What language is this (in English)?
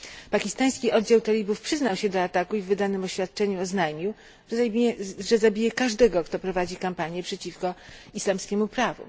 Polish